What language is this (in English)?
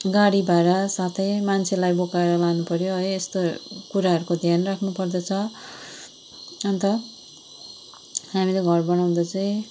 Nepali